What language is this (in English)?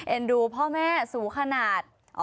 Thai